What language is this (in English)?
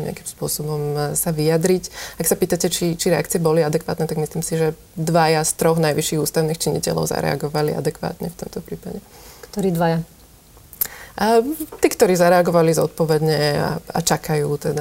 Slovak